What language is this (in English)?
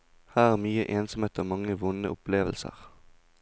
Norwegian